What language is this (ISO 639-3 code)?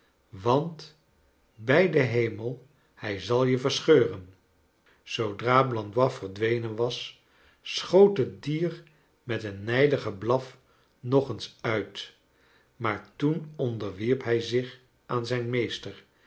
nld